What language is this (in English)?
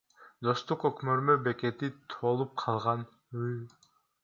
Kyrgyz